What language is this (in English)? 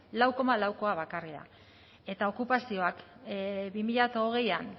Basque